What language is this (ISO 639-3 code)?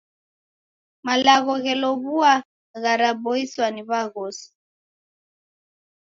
dav